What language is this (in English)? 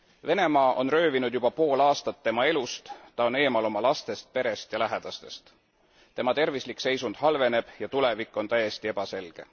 Estonian